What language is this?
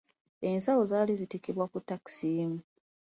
Ganda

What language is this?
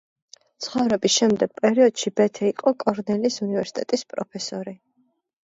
Georgian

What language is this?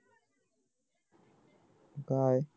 Marathi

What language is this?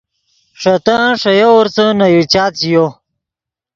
Yidgha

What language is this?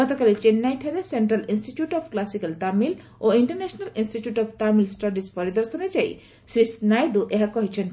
Odia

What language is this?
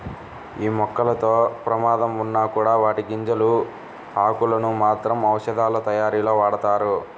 Telugu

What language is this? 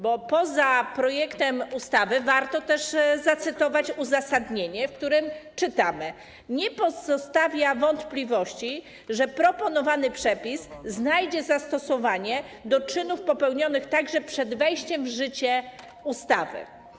Polish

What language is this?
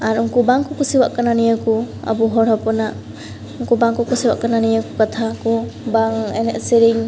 Santali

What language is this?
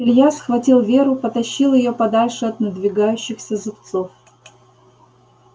Russian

